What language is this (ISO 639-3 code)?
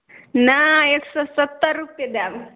mai